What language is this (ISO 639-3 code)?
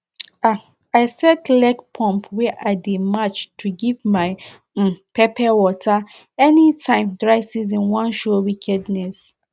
pcm